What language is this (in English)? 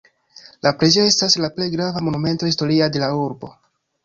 Esperanto